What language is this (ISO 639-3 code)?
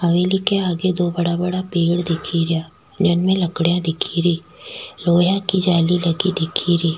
raj